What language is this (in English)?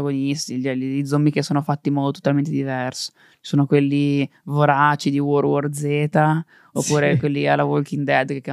Italian